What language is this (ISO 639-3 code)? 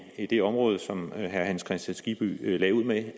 dan